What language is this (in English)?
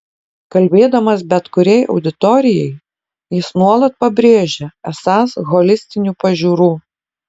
Lithuanian